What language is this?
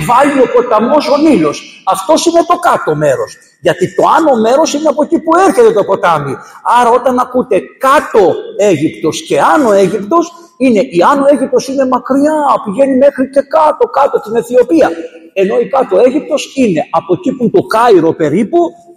Greek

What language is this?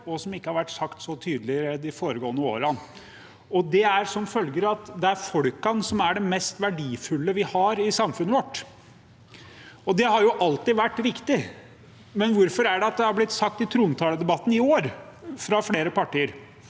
Norwegian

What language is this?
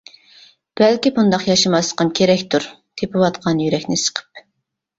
Uyghur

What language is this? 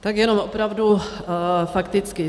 Czech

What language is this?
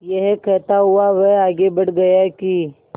Hindi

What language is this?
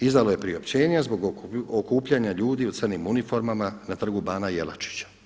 Croatian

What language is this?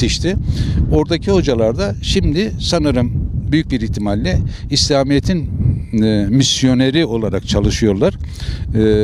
Turkish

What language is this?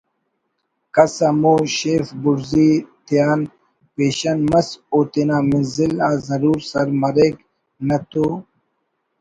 Brahui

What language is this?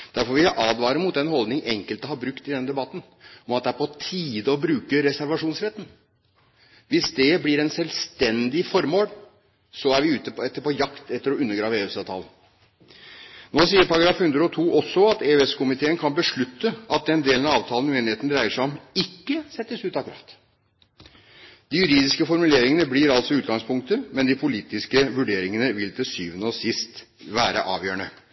Norwegian Bokmål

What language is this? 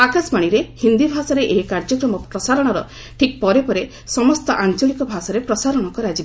Odia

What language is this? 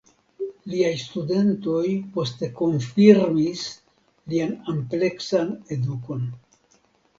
Esperanto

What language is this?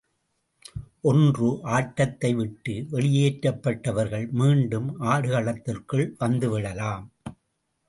Tamil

